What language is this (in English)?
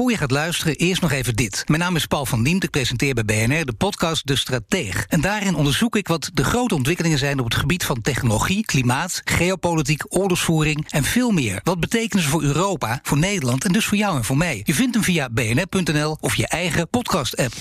Dutch